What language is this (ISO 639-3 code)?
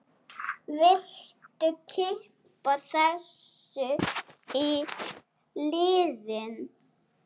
isl